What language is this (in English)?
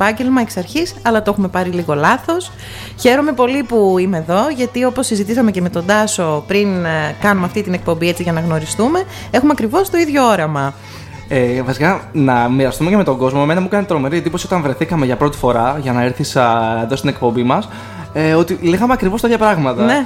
Greek